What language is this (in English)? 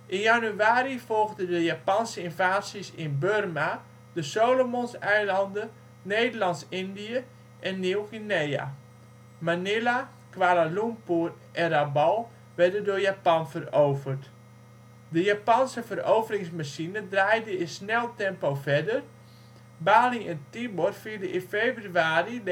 Dutch